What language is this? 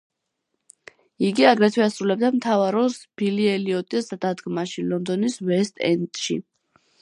Georgian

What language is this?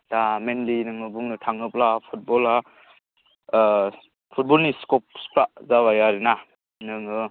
Bodo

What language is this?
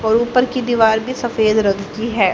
Hindi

